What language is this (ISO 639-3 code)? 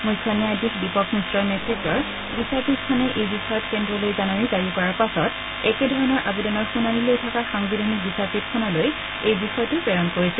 asm